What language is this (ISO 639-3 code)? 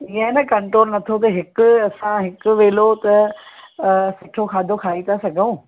snd